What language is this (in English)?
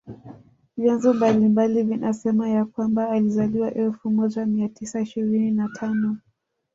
Swahili